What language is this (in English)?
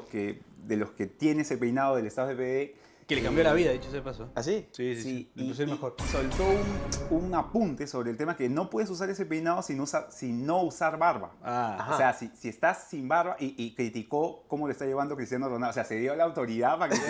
Spanish